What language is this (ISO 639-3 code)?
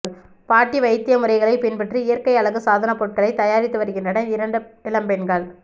tam